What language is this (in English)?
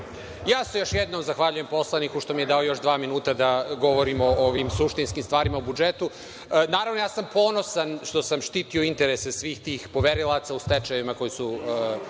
Serbian